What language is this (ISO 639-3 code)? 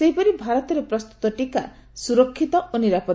ori